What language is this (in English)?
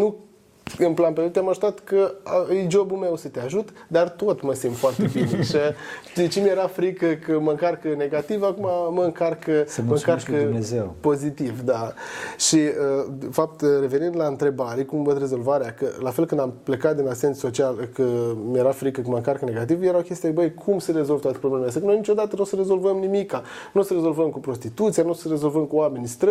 Romanian